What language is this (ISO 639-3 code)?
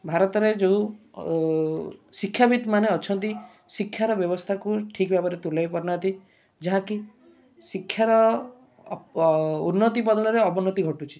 ori